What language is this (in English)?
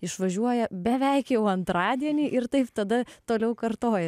Lithuanian